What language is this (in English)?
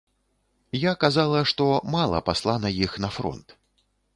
Belarusian